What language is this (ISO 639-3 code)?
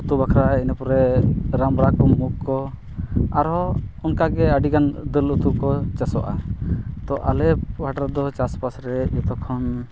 sat